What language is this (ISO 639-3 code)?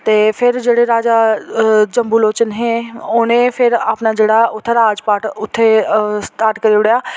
doi